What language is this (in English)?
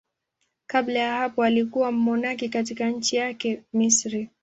Swahili